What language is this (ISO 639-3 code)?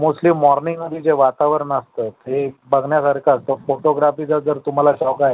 mar